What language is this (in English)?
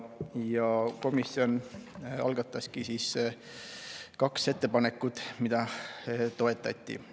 Estonian